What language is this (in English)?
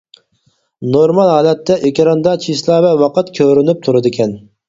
Uyghur